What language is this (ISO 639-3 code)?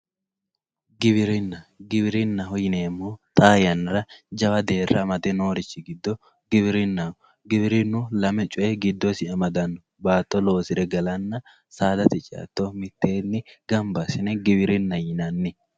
sid